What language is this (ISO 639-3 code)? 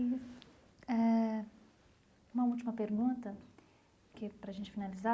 por